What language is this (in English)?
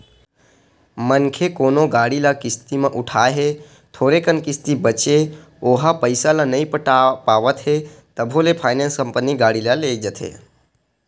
Chhattisgarhi